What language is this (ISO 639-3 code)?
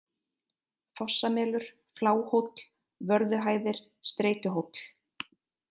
isl